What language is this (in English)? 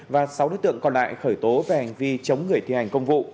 Vietnamese